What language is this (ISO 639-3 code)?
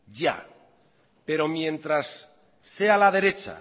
spa